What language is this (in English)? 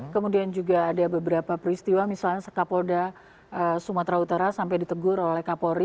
Indonesian